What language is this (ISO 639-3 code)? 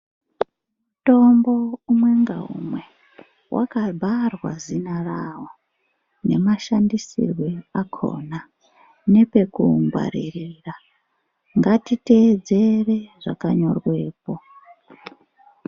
ndc